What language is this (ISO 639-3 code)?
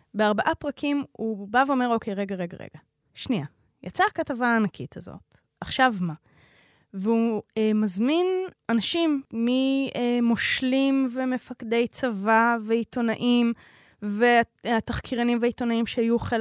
heb